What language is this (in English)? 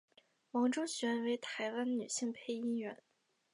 Chinese